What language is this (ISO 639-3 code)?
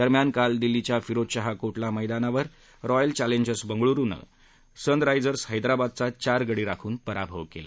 mar